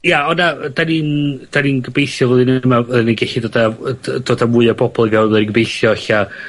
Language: Welsh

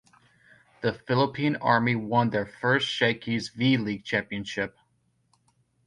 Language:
English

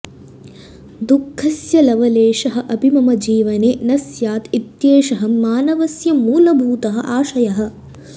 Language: Sanskrit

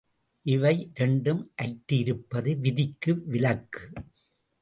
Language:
Tamil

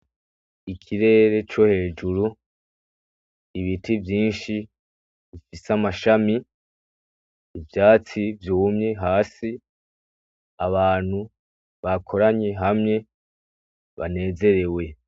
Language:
Rundi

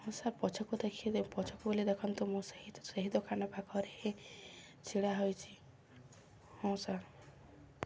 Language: Odia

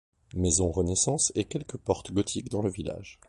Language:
French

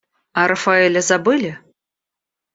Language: Russian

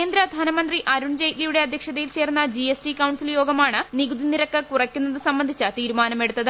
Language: Malayalam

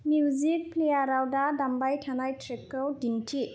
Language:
Bodo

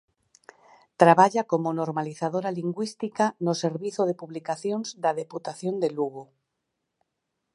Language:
Galician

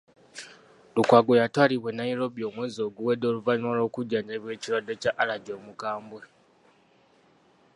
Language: Ganda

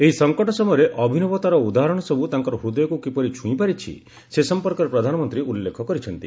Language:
Odia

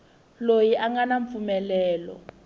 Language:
Tsonga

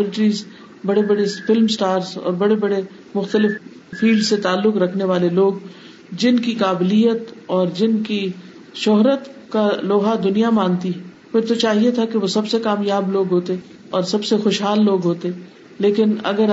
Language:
Urdu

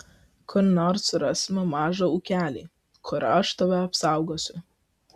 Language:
Lithuanian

